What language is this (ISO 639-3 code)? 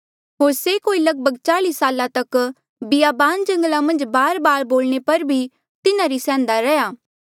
mjl